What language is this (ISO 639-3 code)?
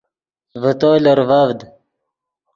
ydg